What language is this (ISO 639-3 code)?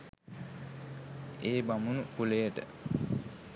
sin